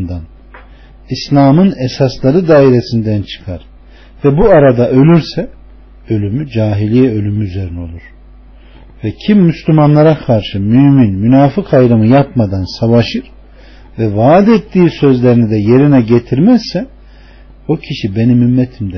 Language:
Turkish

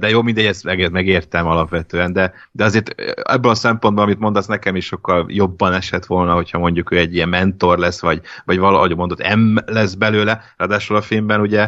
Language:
Hungarian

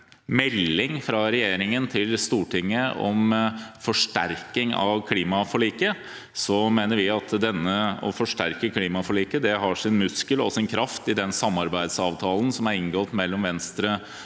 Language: Norwegian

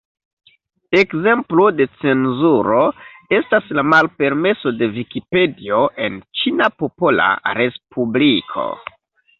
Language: Esperanto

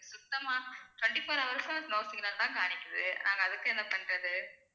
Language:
Tamil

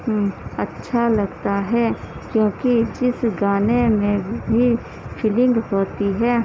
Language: Urdu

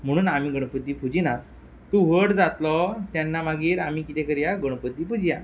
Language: Konkani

